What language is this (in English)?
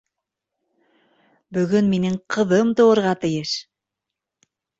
Bashkir